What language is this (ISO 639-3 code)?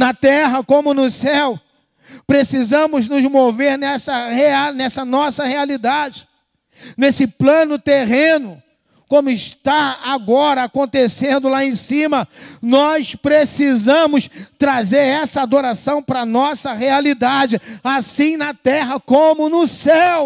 por